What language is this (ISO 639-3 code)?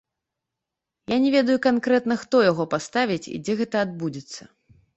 bel